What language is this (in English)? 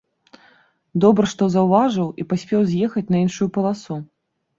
Belarusian